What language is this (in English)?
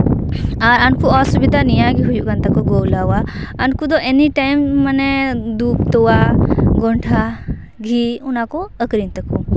Santali